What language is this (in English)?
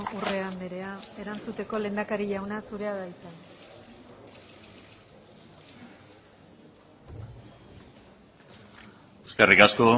Basque